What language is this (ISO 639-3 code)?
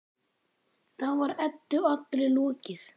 isl